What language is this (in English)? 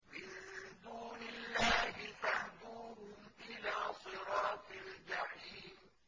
Arabic